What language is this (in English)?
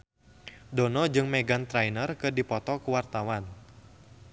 Sundanese